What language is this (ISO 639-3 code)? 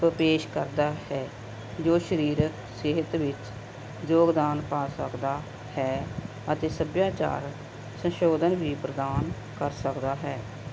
pan